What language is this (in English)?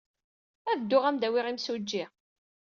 Kabyle